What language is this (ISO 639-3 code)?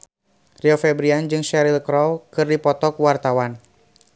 sun